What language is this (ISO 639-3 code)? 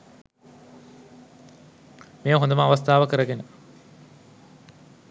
sin